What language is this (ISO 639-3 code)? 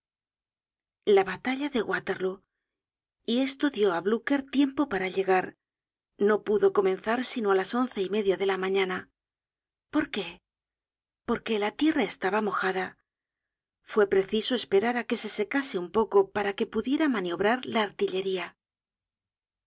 spa